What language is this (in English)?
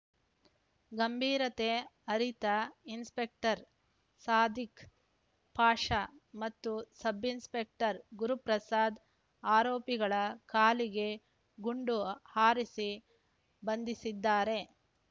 Kannada